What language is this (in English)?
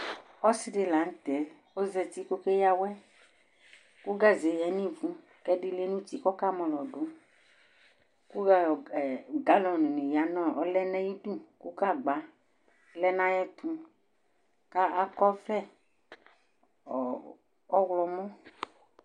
Ikposo